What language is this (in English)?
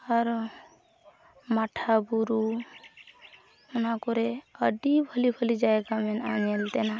Santali